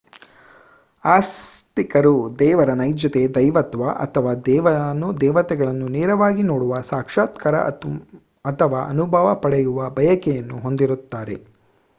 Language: Kannada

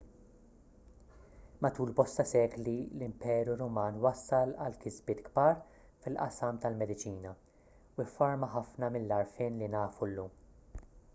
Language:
Maltese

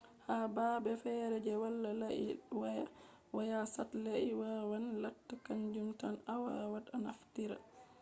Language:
Fula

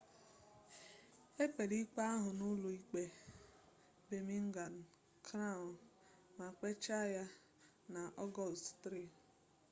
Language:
Igbo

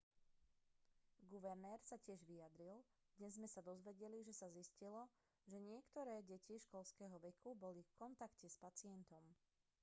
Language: Slovak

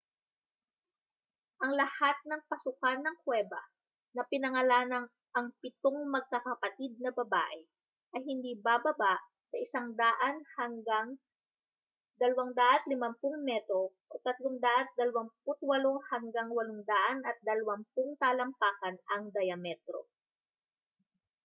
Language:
Filipino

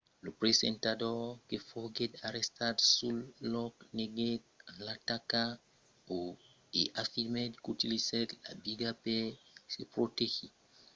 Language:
Occitan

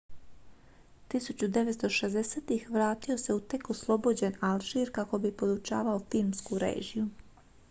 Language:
Croatian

